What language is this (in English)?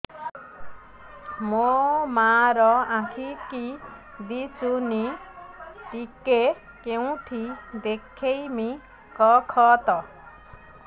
Odia